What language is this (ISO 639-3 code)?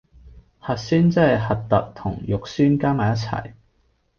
yue